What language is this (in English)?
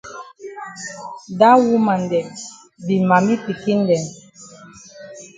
Cameroon Pidgin